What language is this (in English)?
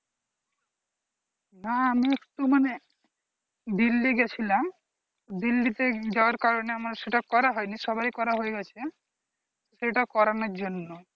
Bangla